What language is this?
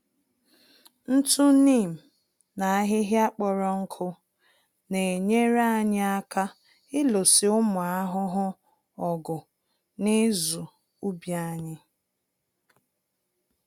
Igbo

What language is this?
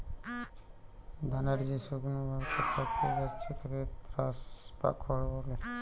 Bangla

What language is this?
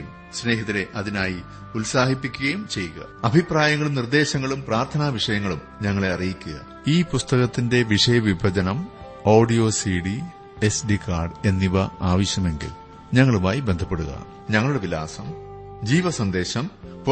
Malayalam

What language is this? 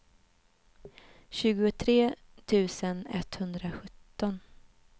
Swedish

